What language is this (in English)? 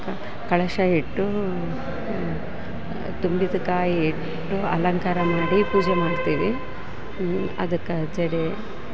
Kannada